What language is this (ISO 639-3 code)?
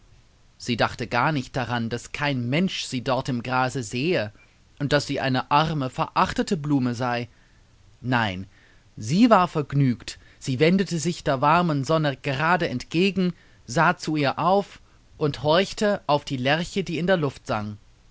deu